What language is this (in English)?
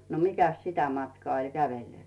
Finnish